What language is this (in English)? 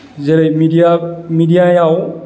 Bodo